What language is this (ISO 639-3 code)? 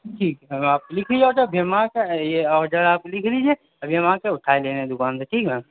urd